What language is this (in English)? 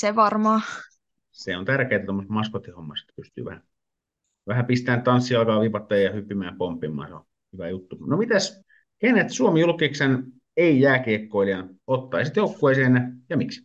Finnish